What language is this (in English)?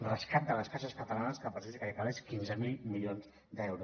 Catalan